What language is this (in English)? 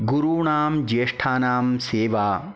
Sanskrit